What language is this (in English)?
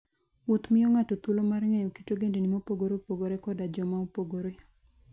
Luo (Kenya and Tanzania)